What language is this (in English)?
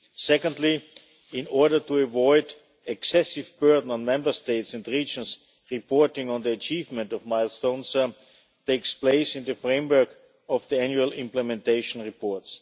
English